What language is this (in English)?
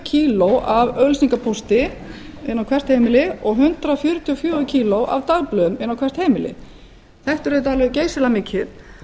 Icelandic